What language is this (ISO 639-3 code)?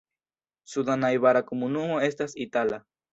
epo